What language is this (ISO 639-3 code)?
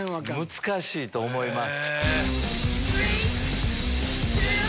jpn